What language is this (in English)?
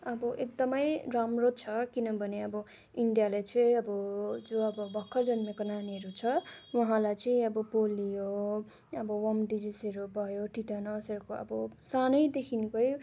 Nepali